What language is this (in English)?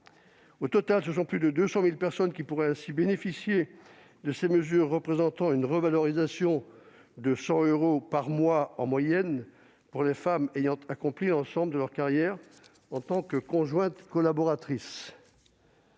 French